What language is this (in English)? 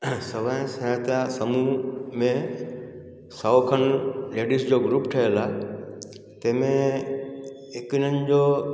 Sindhi